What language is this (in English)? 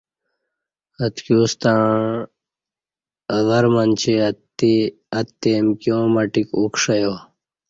Kati